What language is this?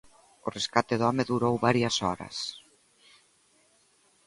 Galician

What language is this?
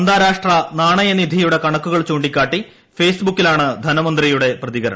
Malayalam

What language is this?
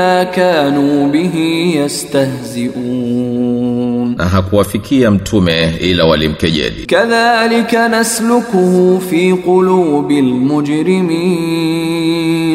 Swahili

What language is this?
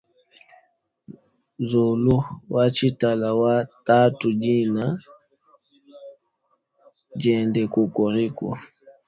Luba-Lulua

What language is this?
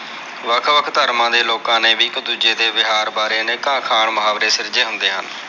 Punjabi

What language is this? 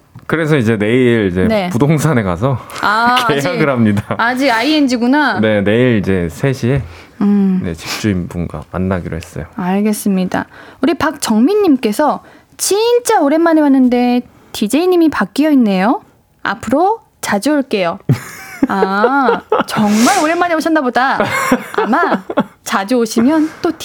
Korean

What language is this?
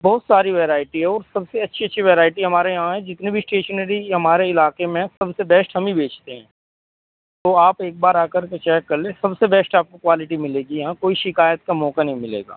Urdu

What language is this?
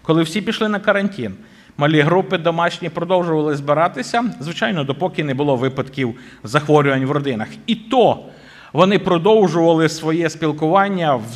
Ukrainian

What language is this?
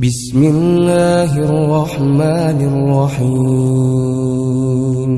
Indonesian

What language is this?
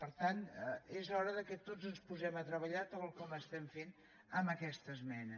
Catalan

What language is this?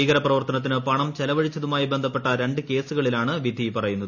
Malayalam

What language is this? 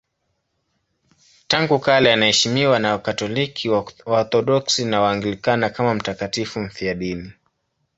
Swahili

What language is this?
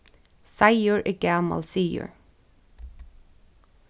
Faroese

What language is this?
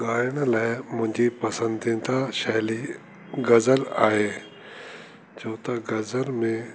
Sindhi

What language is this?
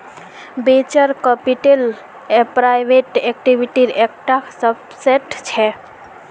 Magahi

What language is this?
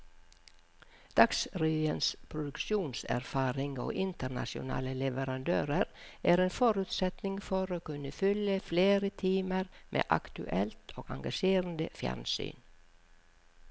Norwegian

